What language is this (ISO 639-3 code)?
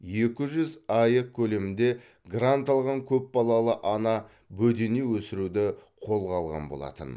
kaz